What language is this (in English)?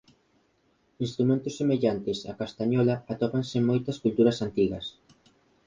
Galician